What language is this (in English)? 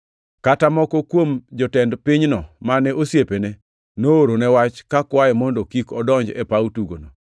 Luo (Kenya and Tanzania)